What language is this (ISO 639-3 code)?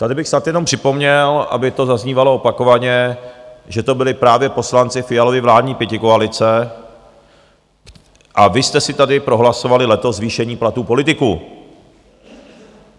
ces